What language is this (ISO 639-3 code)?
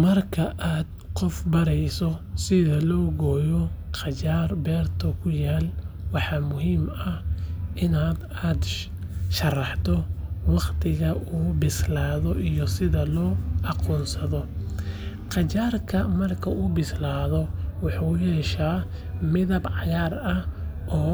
som